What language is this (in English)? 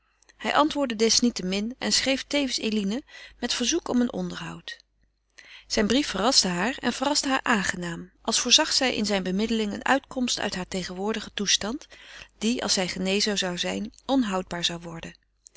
Dutch